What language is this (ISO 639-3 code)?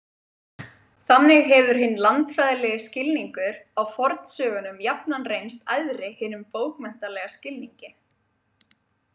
isl